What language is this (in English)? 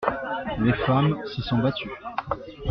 French